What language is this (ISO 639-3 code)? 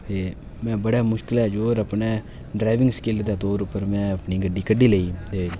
doi